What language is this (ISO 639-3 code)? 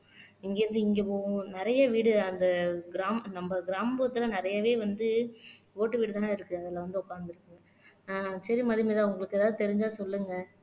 tam